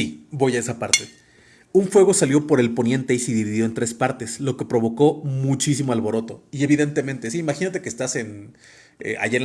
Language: Spanish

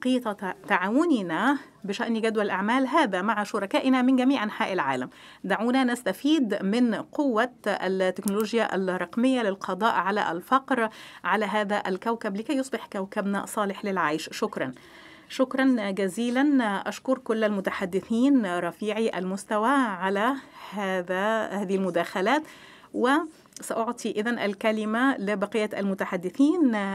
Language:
Arabic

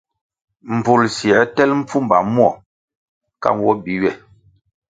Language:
Kwasio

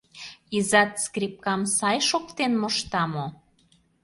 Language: Mari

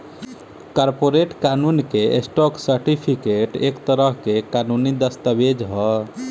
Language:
Bhojpuri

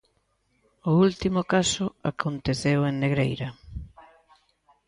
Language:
Galician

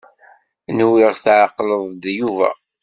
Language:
Kabyle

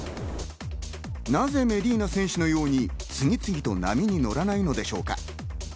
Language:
Japanese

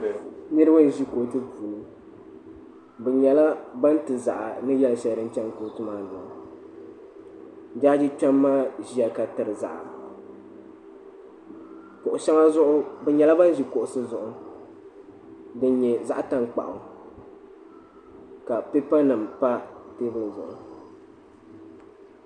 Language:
Dagbani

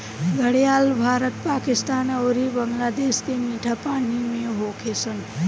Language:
Bhojpuri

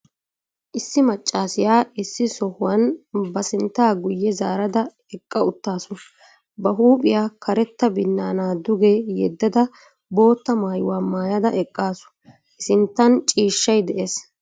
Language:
Wolaytta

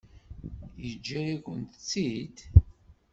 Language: Kabyle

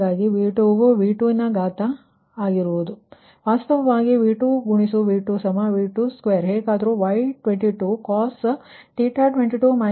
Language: Kannada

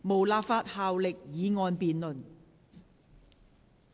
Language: Cantonese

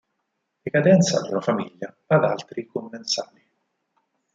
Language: Italian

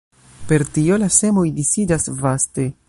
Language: Esperanto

